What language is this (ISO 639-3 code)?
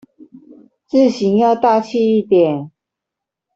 zho